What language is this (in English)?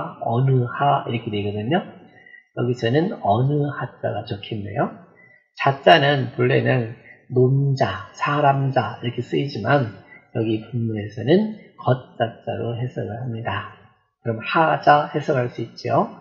Korean